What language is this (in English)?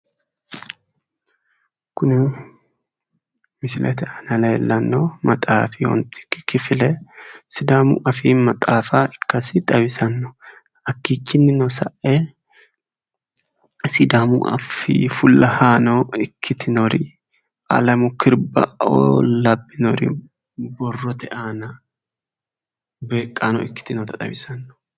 Sidamo